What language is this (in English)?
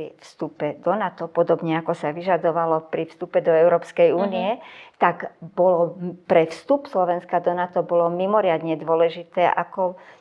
Slovak